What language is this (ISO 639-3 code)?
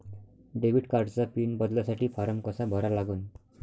mar